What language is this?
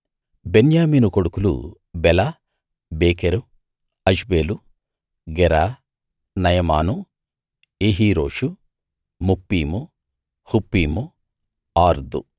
Telugu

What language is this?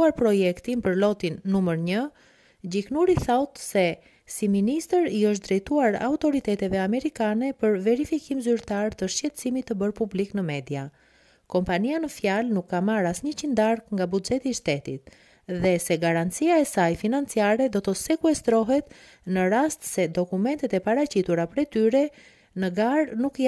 Portuguese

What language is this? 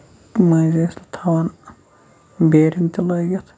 Kashmiri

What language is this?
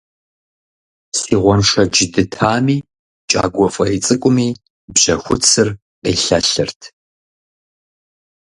Kabardian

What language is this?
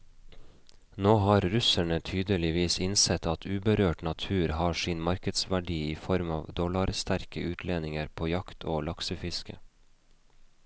Norwegian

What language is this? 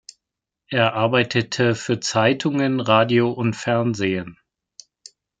German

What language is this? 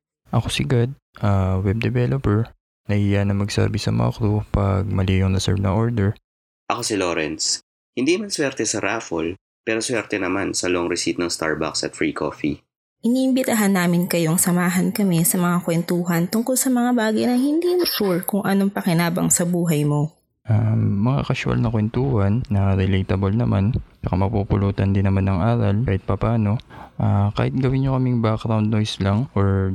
Filipino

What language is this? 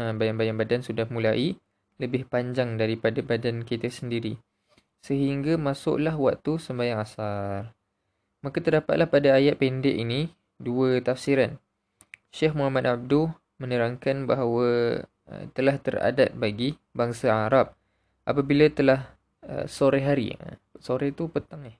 Malay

